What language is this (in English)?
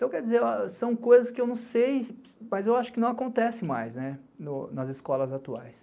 Portuguese